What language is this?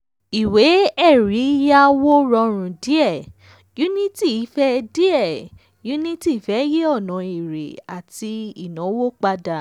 Yoruba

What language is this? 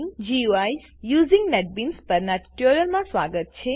Gujarati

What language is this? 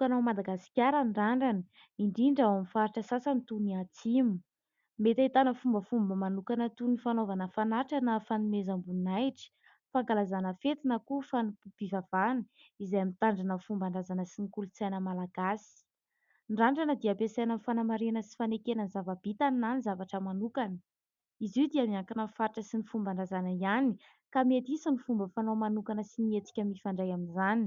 Malagasy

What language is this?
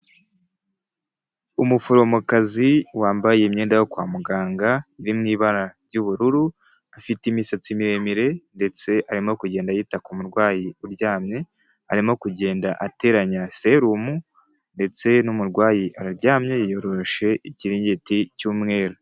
Kinyarwanda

